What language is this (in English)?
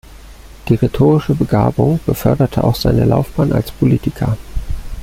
German